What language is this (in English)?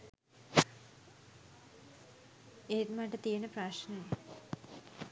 Sinhala